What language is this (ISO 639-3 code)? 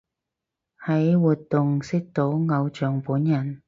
yue